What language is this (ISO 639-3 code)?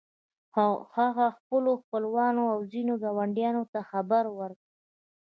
pus